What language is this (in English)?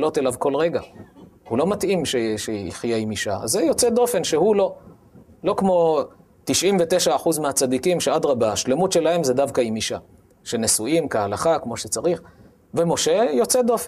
Hebrew